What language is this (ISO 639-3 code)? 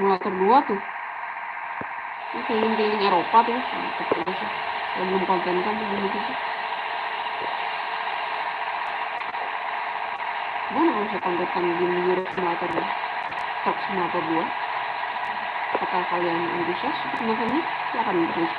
ind